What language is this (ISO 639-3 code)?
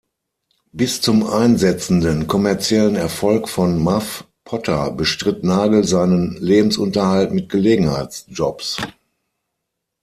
deu